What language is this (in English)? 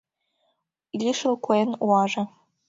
Mari